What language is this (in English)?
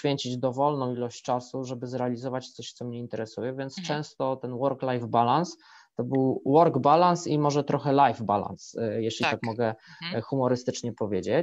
Polish